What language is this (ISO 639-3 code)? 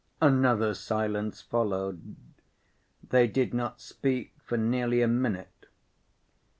eng